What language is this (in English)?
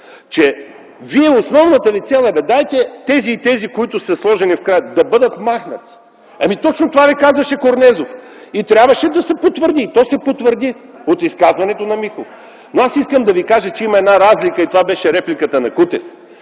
Bulgarian